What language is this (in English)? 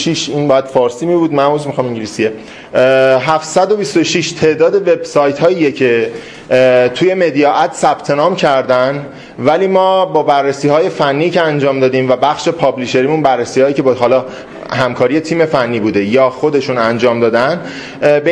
Persian